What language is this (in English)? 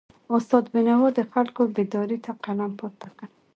Pashto